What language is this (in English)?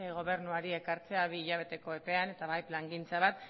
Basque